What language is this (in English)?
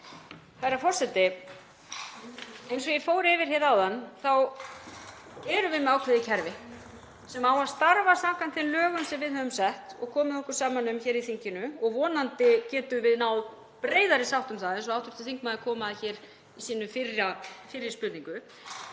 Icelandic